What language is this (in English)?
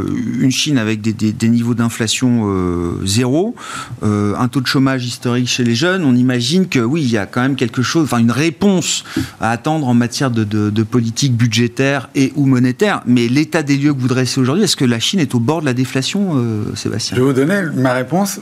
French